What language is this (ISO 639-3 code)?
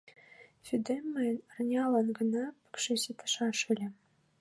chm